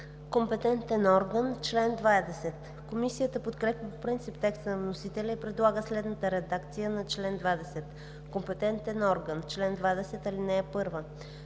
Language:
Bulgarian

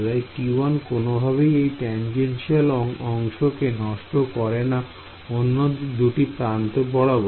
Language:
Bangla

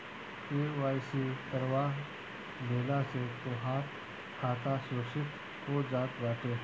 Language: Bhojpuri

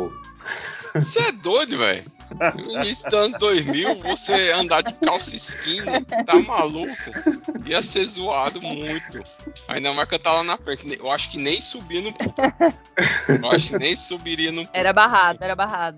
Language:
Portuguese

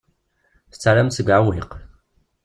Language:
Kabyle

